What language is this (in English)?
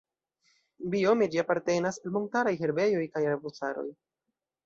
Esperanto